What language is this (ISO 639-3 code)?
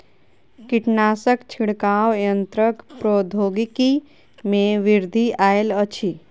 mai